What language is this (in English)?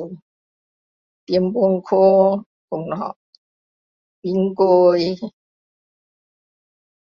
Min Dong Chinese